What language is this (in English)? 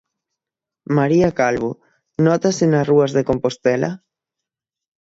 Galician